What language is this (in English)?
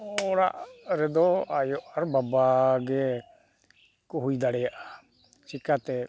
Santali